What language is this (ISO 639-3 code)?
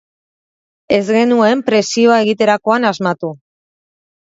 eus